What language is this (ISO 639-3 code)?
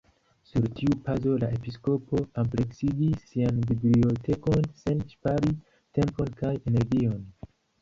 epo